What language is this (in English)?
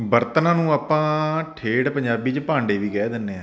Punjabi